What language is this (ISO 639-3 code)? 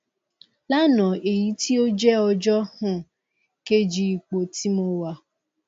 yor